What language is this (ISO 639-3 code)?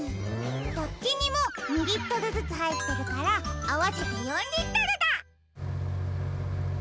jpn